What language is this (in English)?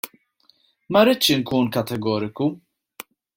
Maltese